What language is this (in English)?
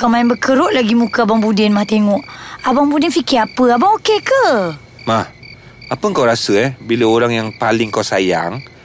Malay